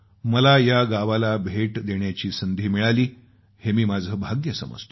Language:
Marathi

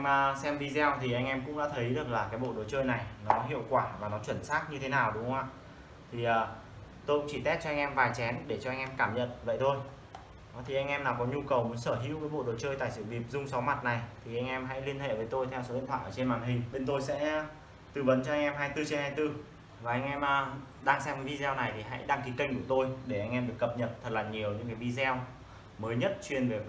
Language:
Vietnamese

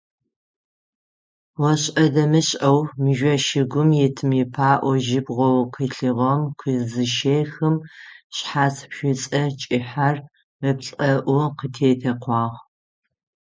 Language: Adyghe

